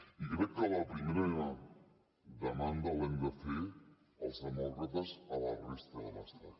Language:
Catalan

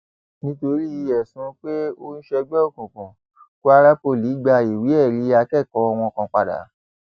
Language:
Yoruba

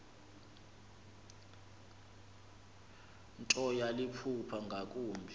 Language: Xhosa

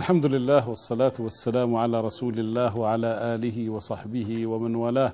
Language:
Arabic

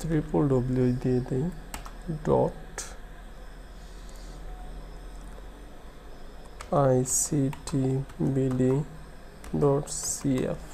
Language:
Hindi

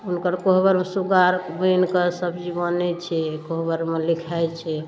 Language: Maithili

